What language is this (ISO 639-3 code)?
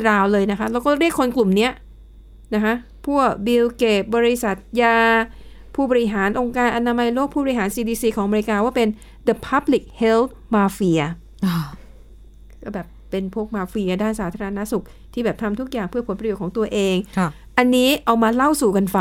tha